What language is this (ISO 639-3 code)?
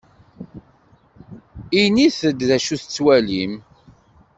kab